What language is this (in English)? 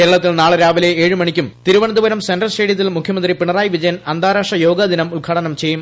Malayalam